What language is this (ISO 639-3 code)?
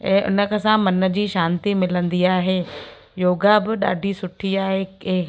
snd